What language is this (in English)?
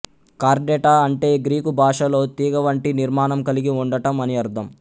Telugu